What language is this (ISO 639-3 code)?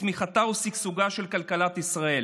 heb